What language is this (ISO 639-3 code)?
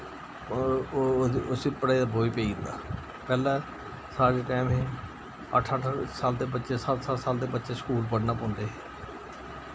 doi